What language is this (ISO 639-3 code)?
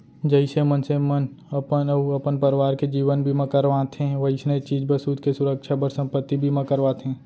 hne